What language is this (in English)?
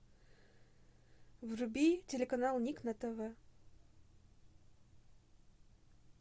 Russian